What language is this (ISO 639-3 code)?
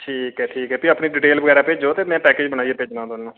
doi